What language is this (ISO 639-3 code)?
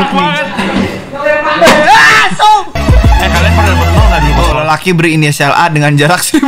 ind